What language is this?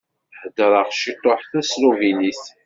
Kabyle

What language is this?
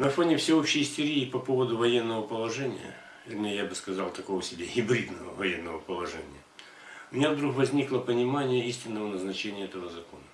Russian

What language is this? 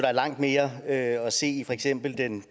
Danish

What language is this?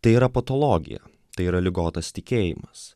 Lithuanian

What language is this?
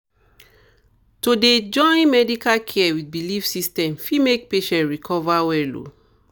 Nigerian Pidgin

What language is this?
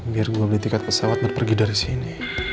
Indonesian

